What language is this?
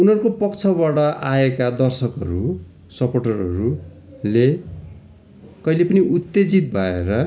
Nepali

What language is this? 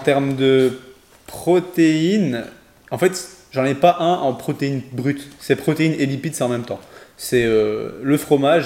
French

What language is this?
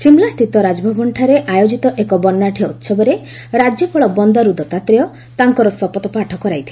Odia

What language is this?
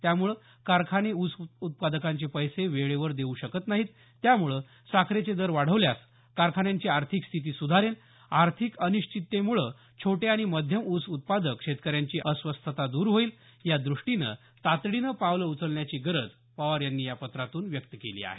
Marathi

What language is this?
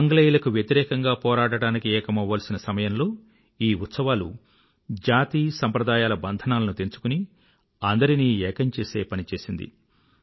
Telugu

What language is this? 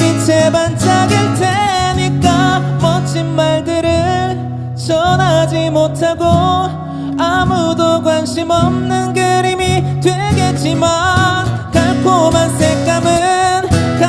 Korean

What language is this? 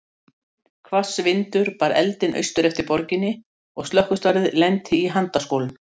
Icelandic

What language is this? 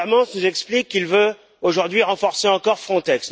French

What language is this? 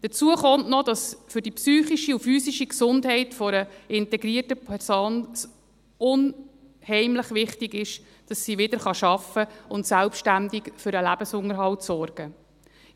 Swiss German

